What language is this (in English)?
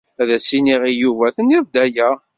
Kabyle